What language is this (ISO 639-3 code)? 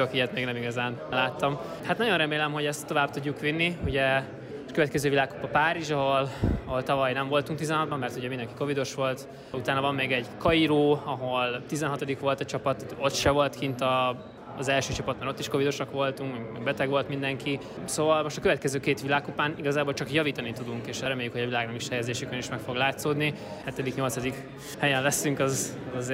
hun